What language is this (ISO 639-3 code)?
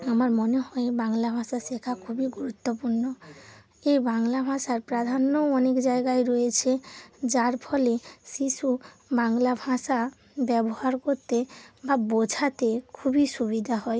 ben